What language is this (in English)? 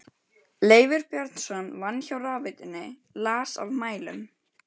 Icelandic